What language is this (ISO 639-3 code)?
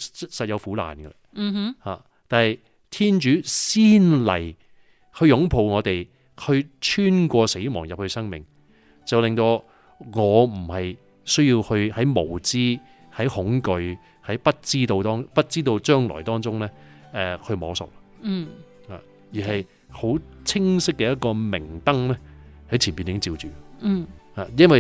zho